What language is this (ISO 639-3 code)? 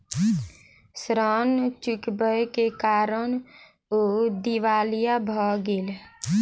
mai